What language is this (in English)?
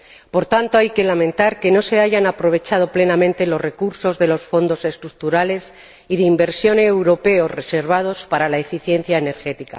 Spanish